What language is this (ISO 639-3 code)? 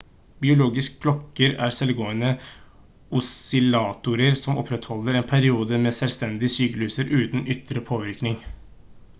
nob